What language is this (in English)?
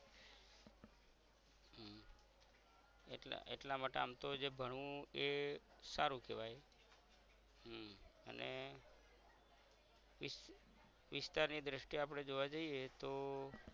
Gujarati